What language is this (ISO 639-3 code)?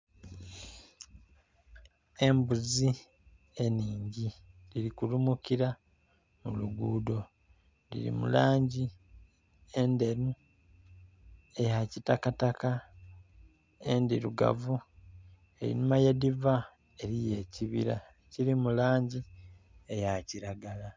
xog